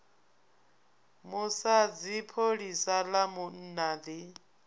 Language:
Venda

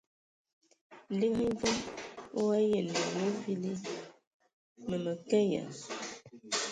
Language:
Ewondo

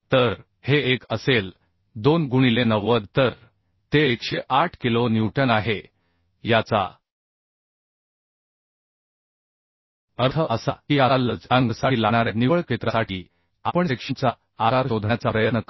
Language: Marathi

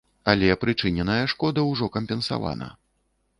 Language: Belarusian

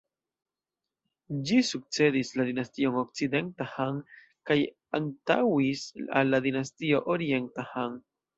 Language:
Esperanto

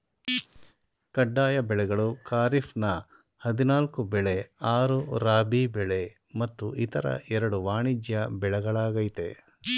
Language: Kannada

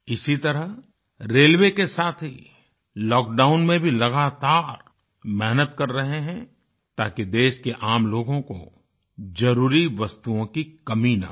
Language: Hindi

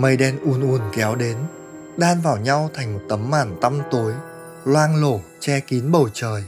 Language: Vietnamese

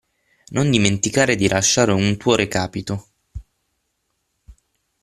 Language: Italian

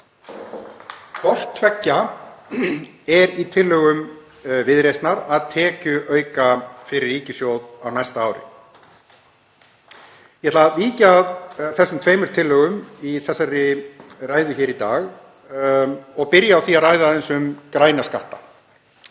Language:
Icelandic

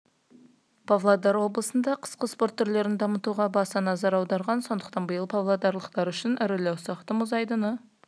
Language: Kazakh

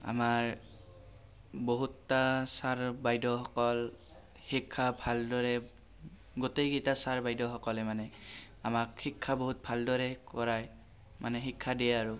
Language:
Assamese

